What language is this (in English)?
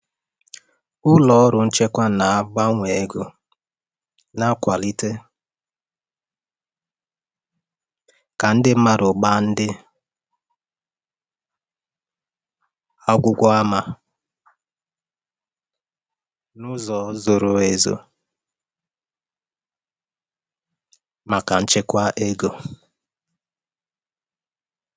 Igbo